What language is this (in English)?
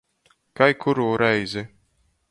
Latgalian